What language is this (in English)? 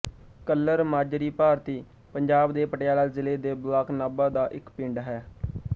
Punjabi